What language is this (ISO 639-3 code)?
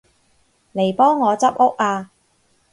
yue